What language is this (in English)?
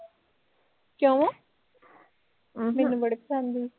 Punjabi